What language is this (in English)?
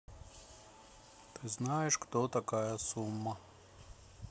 Russian